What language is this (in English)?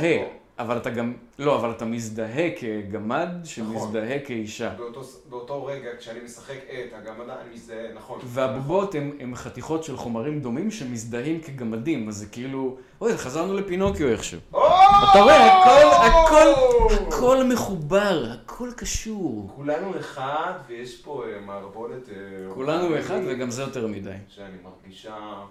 Hebrew